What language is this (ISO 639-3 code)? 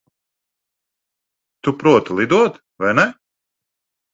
lav